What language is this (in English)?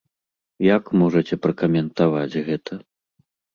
Belarusian